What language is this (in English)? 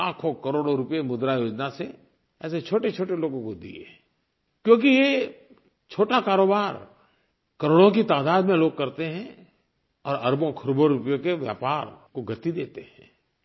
Hindi